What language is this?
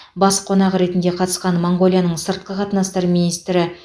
Kazakh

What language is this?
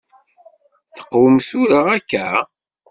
Kabyle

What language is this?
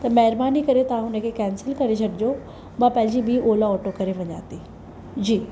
Sindhi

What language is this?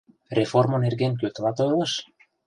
Mari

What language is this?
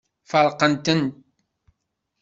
Kabyle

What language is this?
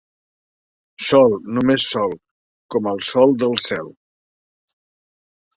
Catalan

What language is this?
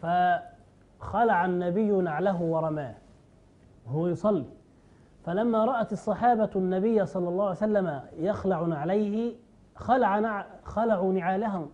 Arabic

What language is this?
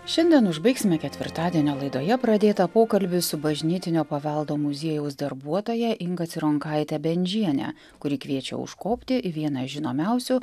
Lithuanian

